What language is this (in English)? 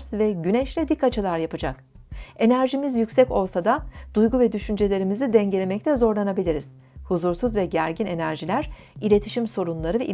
Turkish